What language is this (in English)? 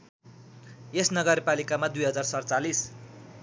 Nepali